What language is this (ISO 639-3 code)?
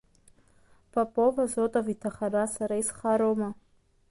abk